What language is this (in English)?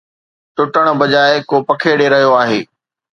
Sindhi